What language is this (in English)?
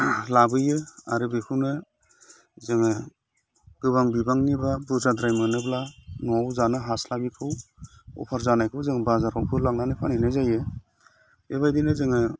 Bodo